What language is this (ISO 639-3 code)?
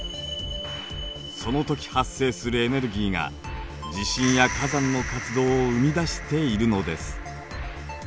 jpn